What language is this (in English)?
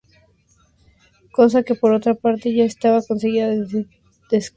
Spanish